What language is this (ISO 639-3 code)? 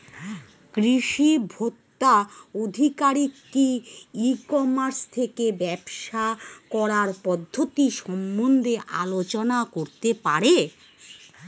ben